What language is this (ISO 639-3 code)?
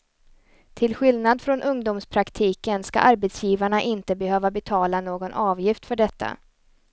swe